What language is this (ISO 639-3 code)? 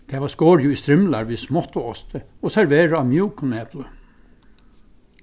fao